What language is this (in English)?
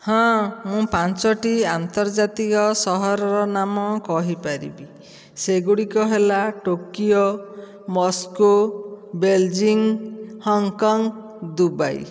Odia